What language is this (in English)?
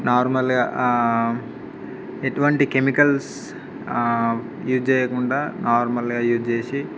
Telugu